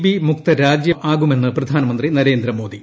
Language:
Malayalam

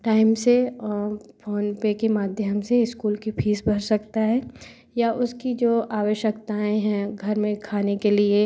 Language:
Hindi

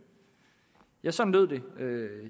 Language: Danish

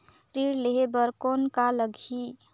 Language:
Chhattisgarhi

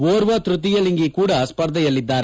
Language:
Kannada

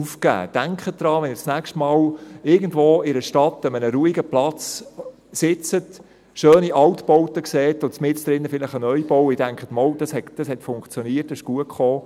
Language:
Swiss German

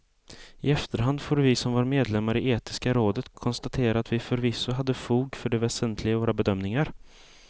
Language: Swedish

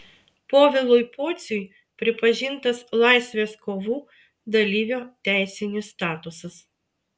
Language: Lithuanian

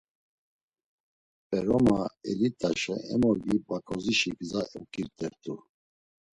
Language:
Laz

